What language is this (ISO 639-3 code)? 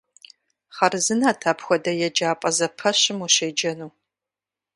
kbd